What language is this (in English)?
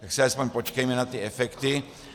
Czech